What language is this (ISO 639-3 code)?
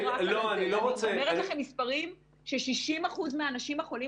heb